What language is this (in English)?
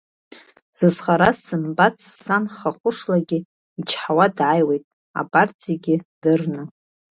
Abkhazian